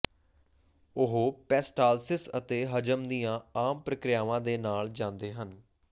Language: Punjabi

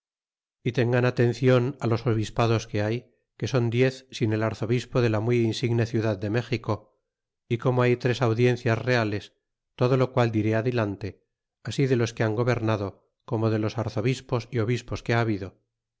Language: Spanish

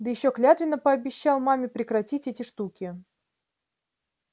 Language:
Russian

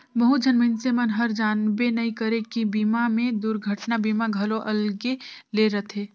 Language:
Chhattisgarhi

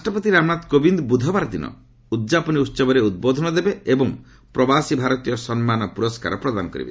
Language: Odia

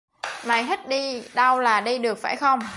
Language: Vietnamese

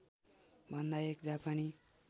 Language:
Nepali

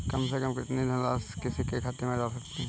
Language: Hindi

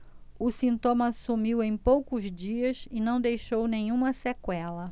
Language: Portuguese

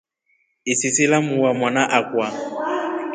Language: Rombo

